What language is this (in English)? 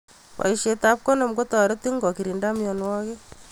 Kalenjin